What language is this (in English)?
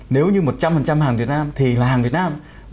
Vietnamese